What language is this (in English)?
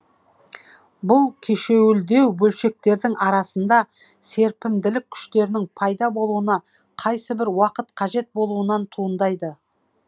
Kazakh